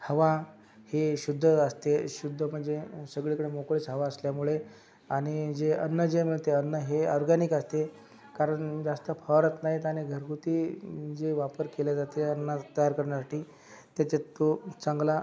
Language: Marathi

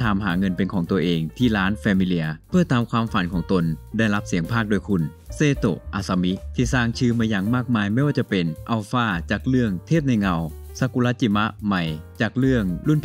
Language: Thai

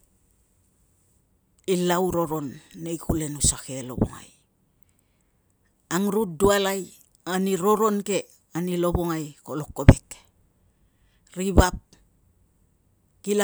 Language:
Tungag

